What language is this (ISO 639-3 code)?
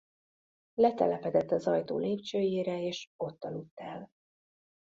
hun